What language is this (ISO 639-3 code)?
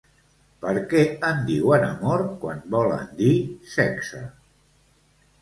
cat